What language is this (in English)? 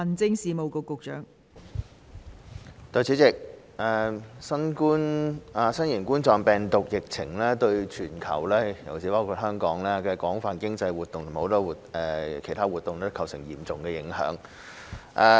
Cantonese